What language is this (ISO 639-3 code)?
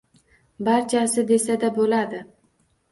uzb